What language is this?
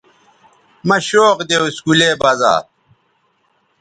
Bateri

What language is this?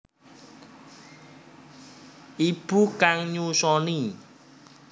Javanese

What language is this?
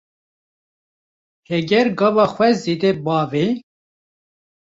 Kurdish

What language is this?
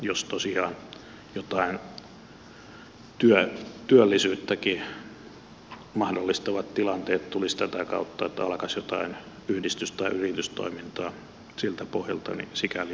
Finnish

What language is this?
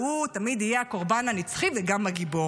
Hebrew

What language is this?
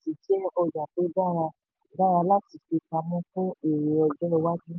Yoruba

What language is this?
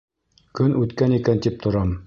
Bashkir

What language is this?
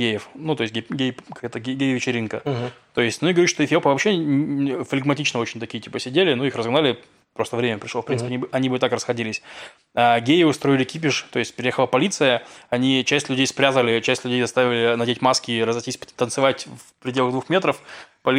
Russian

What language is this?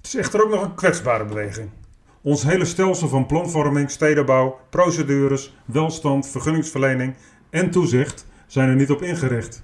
Dutch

